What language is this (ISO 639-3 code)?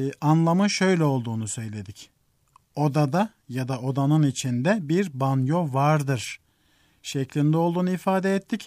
tur